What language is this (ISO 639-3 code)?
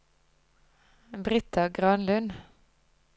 nor